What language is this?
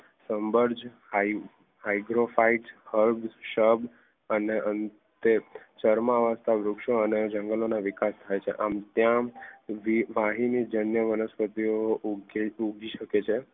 Gujarati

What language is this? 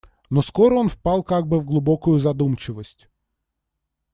Russian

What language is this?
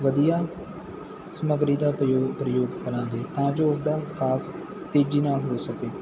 Punjabi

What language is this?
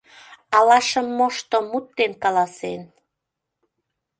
Mari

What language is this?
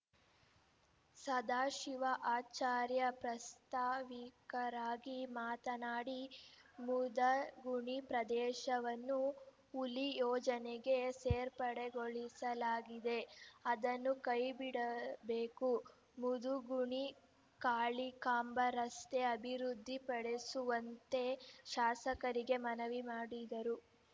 Kannada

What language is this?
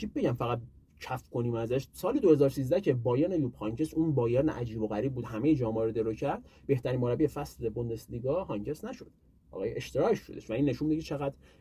Persian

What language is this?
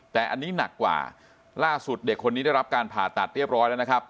Thai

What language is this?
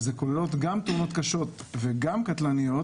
Hebrew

